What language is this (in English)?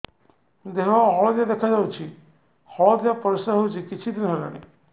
Odia